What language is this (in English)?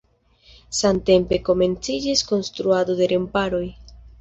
Esperanto